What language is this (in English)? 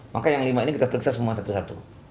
Indonesian